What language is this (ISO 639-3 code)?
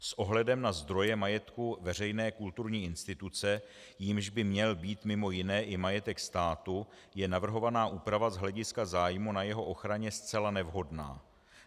ces